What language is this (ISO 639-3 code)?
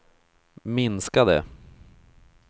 swe